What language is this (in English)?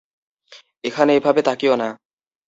Bangla